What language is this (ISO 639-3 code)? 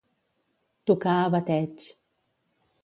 cat